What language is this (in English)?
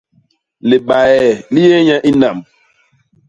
Basaa